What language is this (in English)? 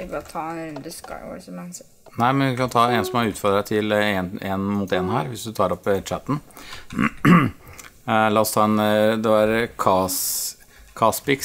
Norwegian